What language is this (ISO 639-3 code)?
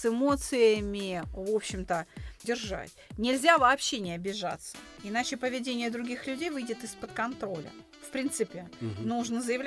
rus